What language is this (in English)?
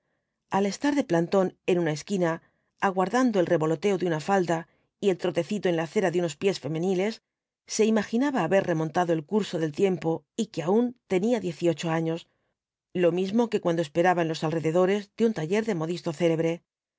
Spanish